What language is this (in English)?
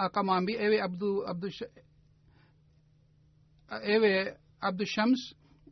Swahili